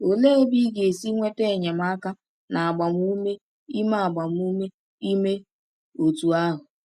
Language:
Igbo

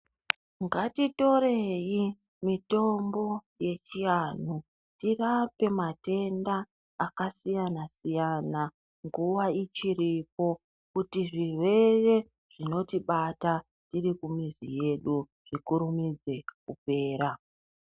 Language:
Ndau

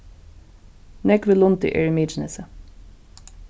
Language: Faroese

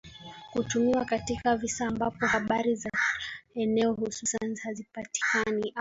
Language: Swahili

